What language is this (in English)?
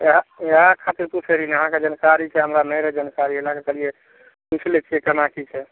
Maithili